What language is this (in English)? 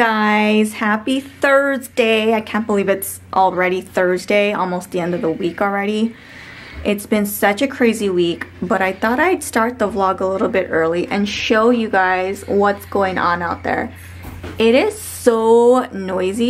English